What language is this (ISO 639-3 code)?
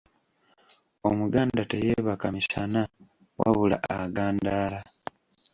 lug